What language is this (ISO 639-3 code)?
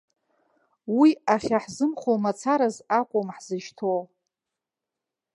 abk